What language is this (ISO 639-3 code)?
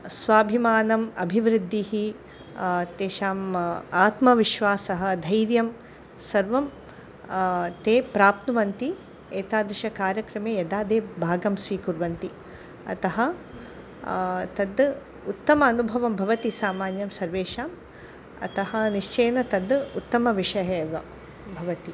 san